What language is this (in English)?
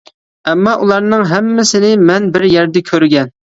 Uyghur